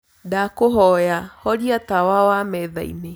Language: Kikuyu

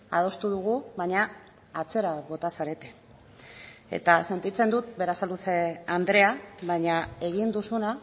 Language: Basque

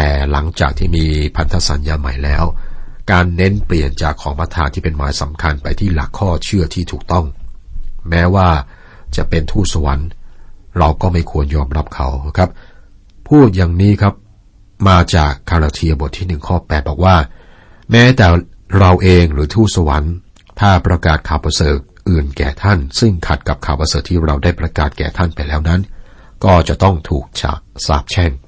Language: Thai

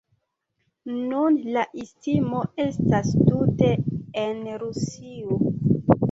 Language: Esperanto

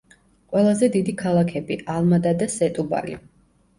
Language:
Georgian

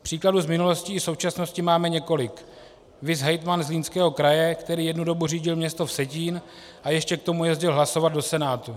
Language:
Czech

